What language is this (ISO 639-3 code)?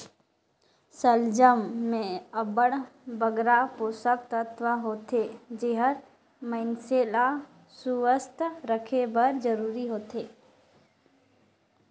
hne